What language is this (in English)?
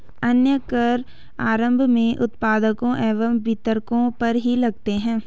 Hindi